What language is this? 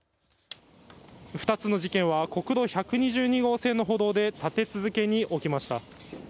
Japanese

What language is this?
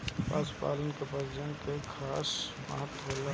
Bhojpuri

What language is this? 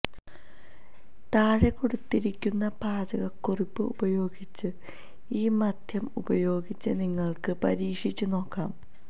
Malayalam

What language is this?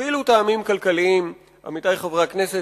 Hebrew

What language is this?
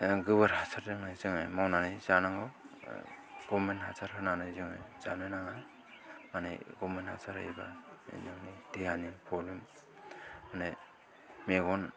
Bodo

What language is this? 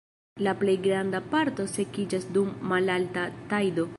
Esperanto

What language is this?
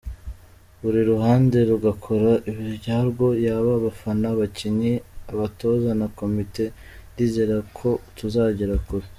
Kinyarwanda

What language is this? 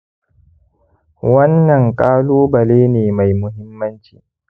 Hausa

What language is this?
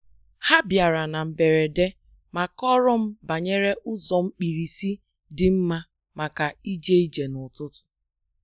Igbo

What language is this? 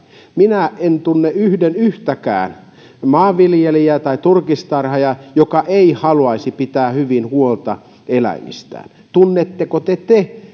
Finnish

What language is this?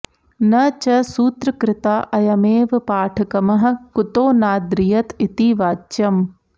Sanskrit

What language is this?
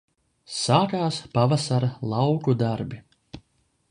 Latvian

